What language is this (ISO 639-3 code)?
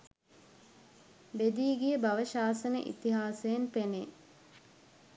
sin